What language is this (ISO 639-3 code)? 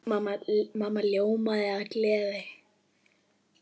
isl